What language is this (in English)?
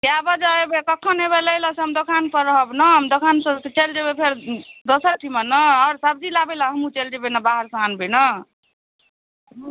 Maithili